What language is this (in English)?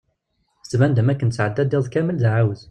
Kabyle